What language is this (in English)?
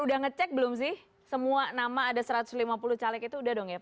Indonesian